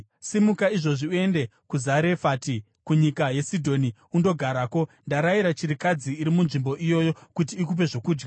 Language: Shona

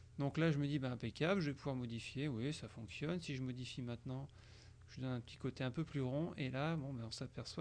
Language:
French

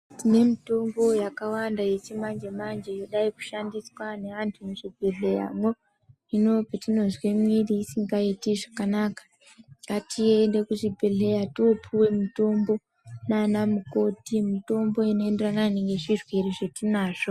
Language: Ndau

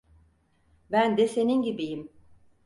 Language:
Turkish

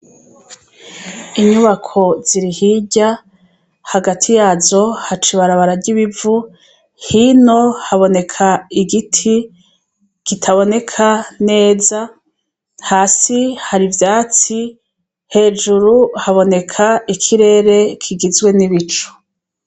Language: Rundi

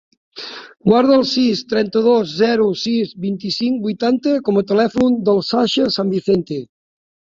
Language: Catalan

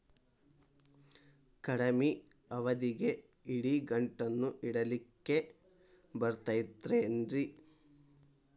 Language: Kannada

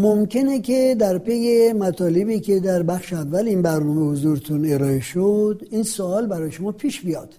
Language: Persian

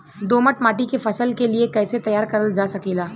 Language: Bhojpuri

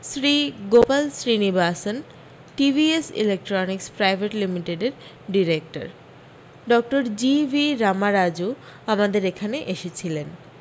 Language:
Bangla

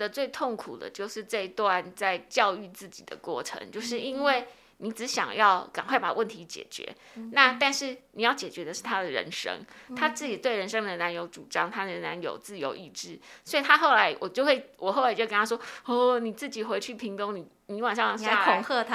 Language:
Chinese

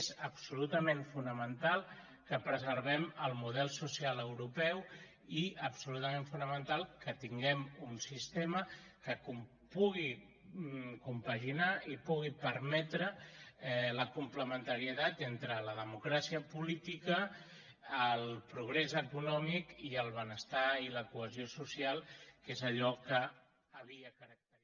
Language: Catalan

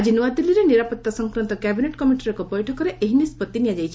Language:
Odia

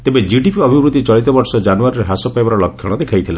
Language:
Odia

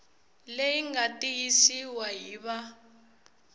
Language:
Tsonga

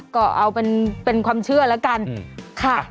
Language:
Thai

